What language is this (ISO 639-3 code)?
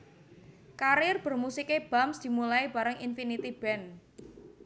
jav